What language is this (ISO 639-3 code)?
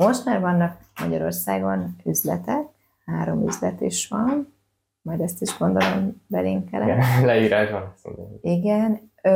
hun